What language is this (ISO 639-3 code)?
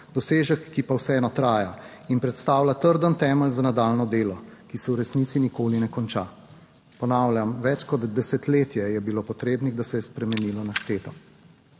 slv